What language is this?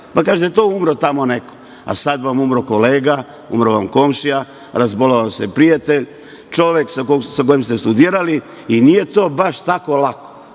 Serbian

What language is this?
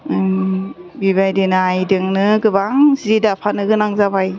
Bodo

